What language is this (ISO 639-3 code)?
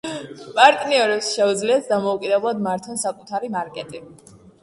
kat